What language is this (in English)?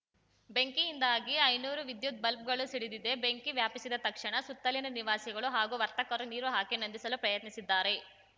Kannada